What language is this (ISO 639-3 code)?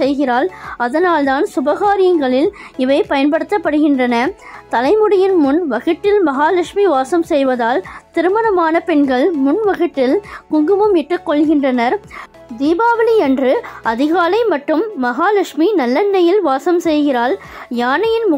tam